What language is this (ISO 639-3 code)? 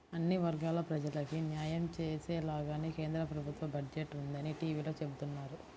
tel